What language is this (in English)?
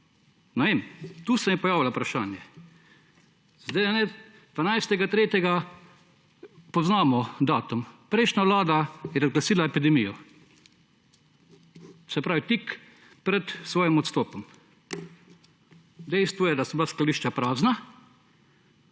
Slovenian